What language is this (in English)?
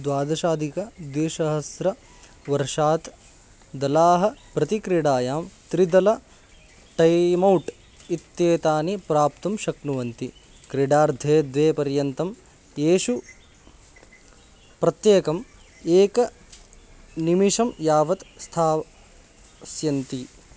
Sanskrit